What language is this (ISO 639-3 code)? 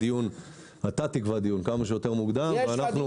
heb